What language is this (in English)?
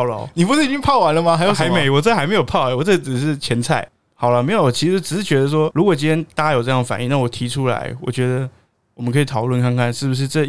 Chinese